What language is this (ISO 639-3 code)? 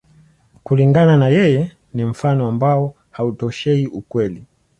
swa